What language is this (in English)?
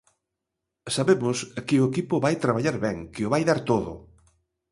Galician